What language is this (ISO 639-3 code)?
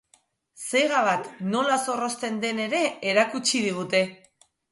eus